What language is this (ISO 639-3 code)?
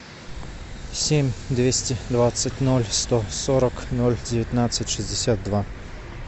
rus